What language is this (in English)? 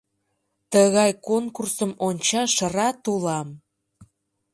Mari